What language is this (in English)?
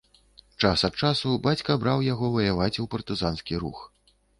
Belarusian